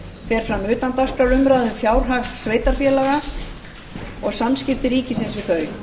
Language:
Icelandic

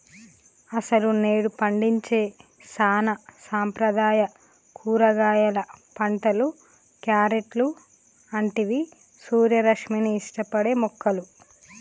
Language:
Telugu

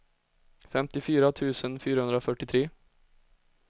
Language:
Swedish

